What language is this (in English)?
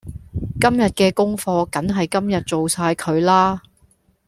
Cantonese